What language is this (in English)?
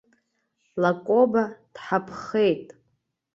Abkhazian